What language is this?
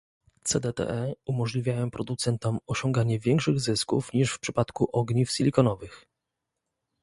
Polish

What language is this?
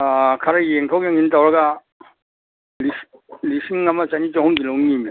Manipuri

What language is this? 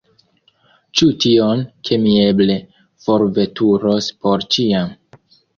Esperanto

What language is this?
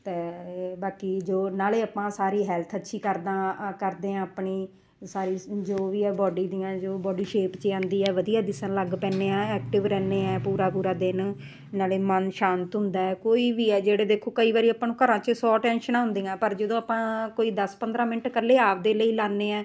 Punjabi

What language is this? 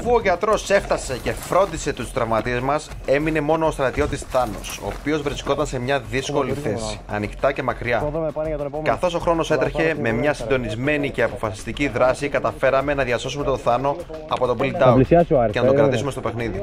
Greek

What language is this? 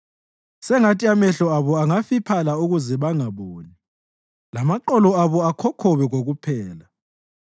North Ndebele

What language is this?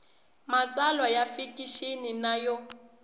Tsonga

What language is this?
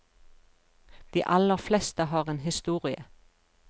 Norwegian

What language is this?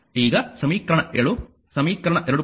Kannada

